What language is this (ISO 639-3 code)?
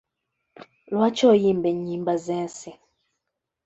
lug